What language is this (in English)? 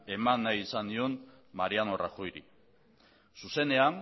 Basque